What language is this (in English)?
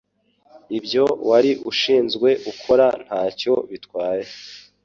Kinyarwanda